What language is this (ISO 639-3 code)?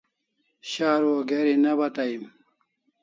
kls